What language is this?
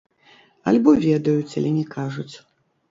Belarusian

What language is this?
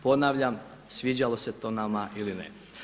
Croatian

